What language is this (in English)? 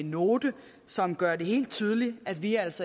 Danish